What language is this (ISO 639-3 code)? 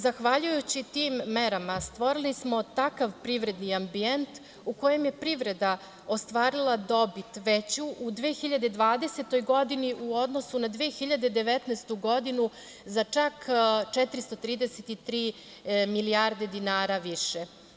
srp